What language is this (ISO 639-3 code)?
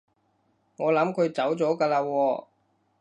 yue